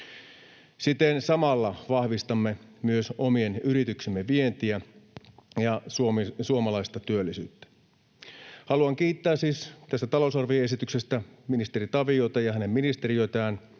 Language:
Finnish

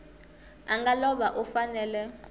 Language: Tsonga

